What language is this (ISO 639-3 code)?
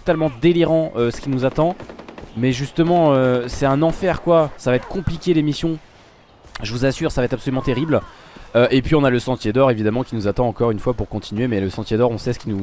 fra